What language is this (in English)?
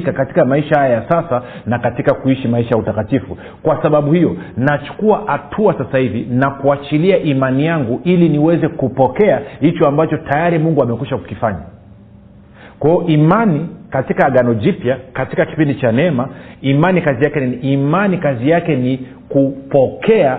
Swahili